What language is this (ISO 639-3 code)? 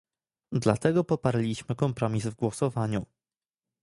pol